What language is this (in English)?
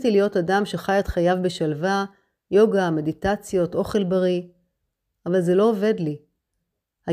Hebrew